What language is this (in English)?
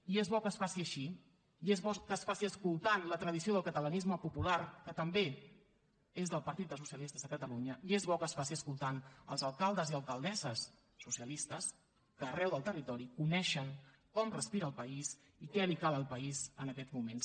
Catalan